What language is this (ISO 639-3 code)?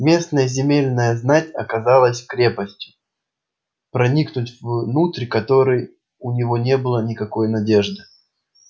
rus